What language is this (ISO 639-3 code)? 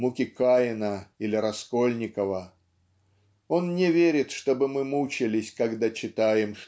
rus